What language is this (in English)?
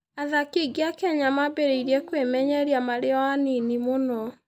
Kikuyu